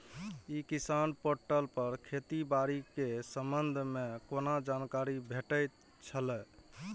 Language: Maithili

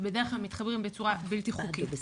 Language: Hebrew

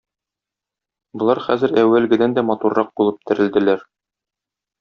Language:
Tatar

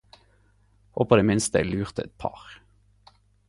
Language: Norwegian Nynorsk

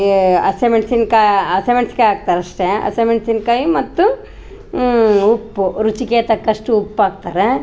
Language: Kannada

